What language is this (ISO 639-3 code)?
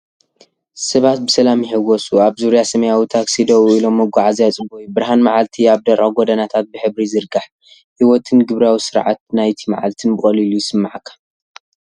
tir